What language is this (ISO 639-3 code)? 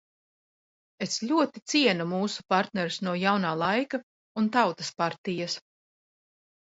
lav